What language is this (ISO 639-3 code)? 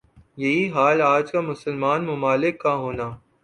urd